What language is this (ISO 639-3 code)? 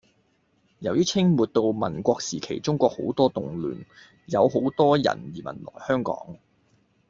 yue